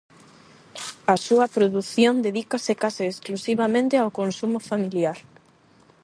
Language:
Galician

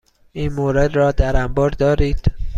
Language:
Persian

